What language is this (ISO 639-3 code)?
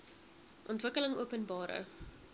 afr